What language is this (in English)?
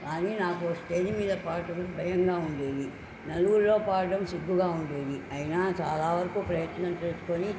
Telugu